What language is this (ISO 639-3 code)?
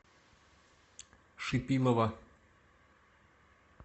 rus